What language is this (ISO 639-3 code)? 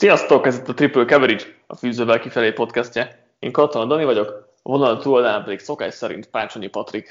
hun